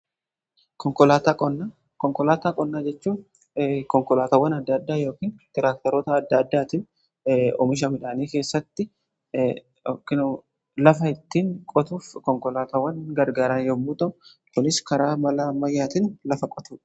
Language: Oromo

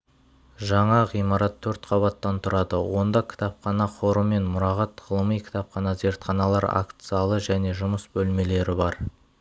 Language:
Kazakh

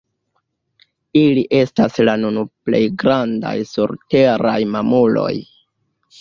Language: Esperanto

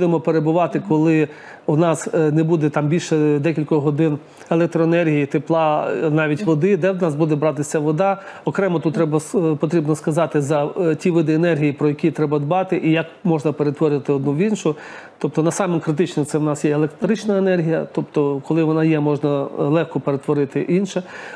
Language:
Ukrainian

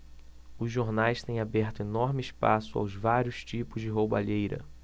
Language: Portuguese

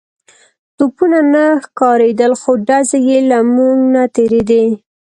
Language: Pashto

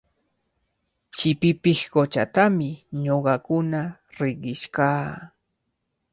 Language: Cajatambo North Lima Quechua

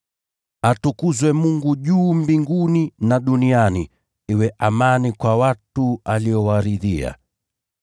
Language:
Swahili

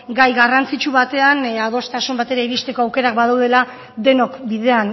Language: Basque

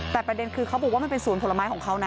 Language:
Thai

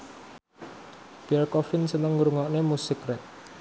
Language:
Javanese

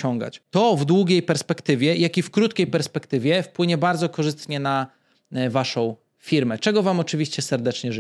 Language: Polish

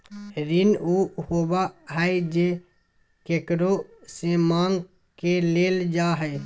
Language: Magahi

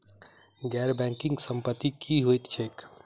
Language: Maithili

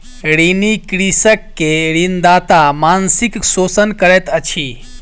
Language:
Maithili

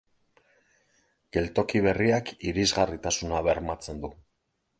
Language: Basque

